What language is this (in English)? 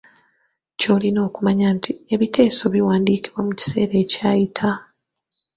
Ganda